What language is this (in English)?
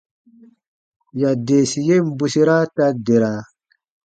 Baatonum